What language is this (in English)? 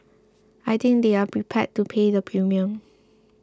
English